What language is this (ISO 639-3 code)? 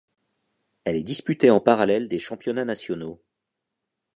fra